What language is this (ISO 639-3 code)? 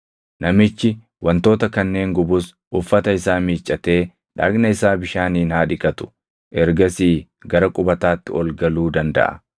orm